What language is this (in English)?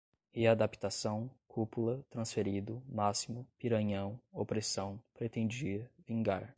Portuguese